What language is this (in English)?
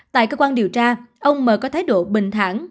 Vietnamese